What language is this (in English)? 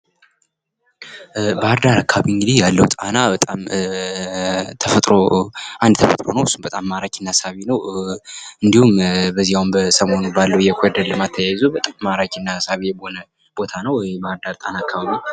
Amharic